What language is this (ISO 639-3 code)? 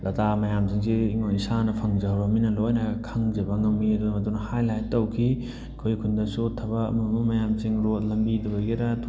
mni